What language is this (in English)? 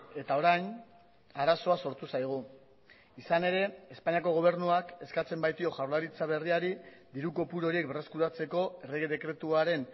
Basque